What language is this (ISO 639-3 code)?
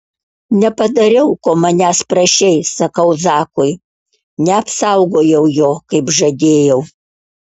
lit